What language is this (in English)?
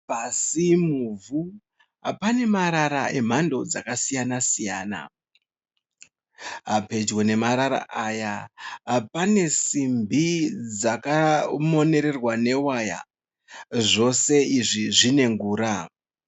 Shona